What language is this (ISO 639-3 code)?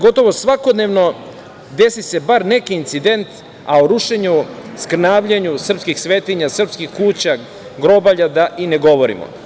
srp